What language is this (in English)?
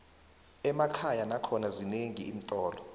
South Ndebele